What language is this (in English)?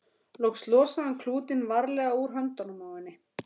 Icelandic